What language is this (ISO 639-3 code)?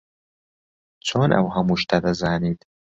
ckb